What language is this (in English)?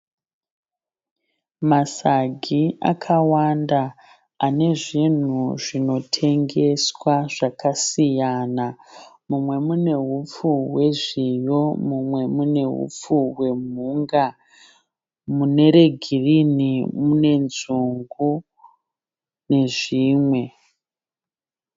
Shona